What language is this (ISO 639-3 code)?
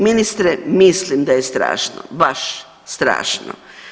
hrv